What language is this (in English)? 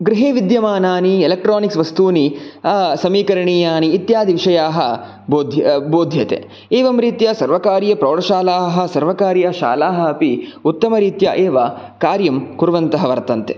Sanskrit